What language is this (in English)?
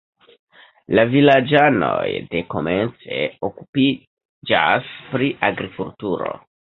Esperanto